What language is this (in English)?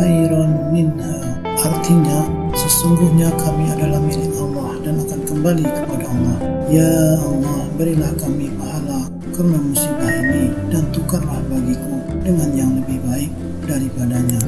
Indonesian